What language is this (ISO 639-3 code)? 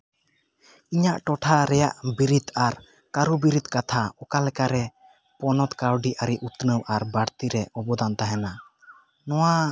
sat